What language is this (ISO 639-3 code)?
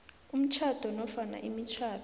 nbl